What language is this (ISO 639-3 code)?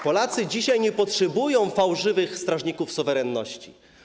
pol